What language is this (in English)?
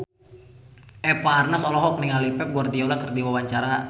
Sundanese